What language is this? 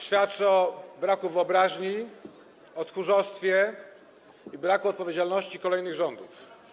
Polish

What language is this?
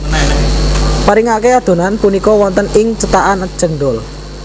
Javanese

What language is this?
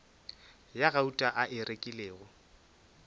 Northern Sotho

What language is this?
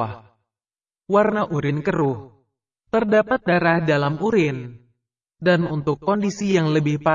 Indonesian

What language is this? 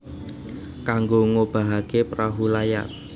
Javanese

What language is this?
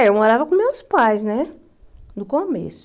Portuguese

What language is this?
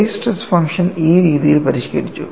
Malayalam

